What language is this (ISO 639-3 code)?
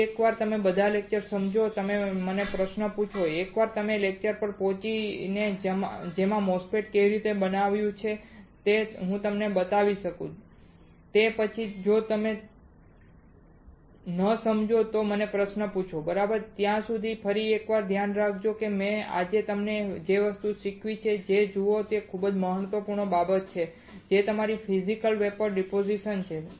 guj